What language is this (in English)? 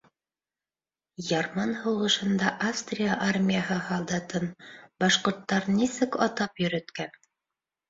Bashkir